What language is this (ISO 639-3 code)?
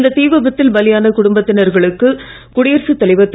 tam